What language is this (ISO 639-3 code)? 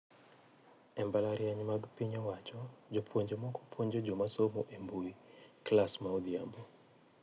luo